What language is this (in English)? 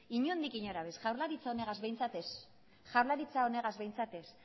Basque